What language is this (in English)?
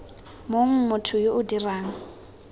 Tswana